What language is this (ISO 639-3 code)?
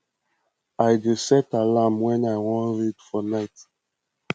pcm